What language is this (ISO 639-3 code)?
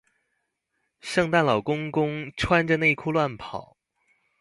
zho